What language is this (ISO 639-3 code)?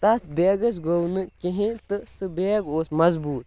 kas